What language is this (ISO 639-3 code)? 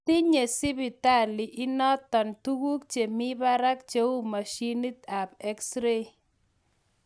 kln